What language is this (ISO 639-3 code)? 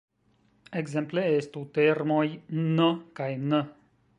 epo